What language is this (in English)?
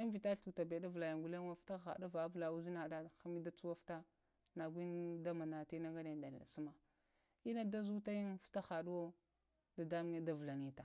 Lamang